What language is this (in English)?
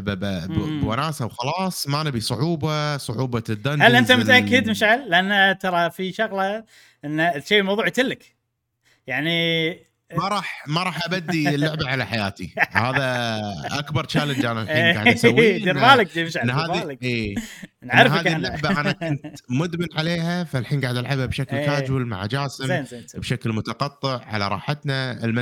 Arabic